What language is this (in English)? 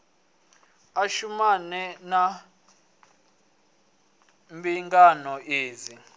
Venda